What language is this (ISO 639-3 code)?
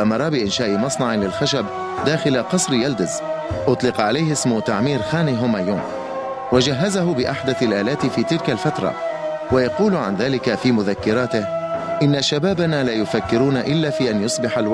ara